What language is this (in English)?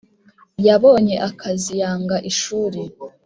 Kinyarwanda